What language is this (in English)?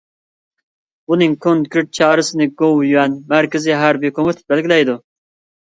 Uyghur